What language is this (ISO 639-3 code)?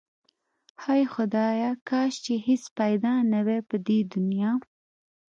pus